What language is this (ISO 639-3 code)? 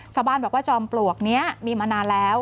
tha